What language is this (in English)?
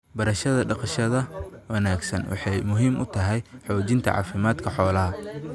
Somali